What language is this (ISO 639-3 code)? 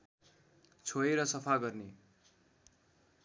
nep